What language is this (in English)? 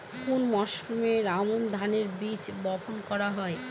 Bangla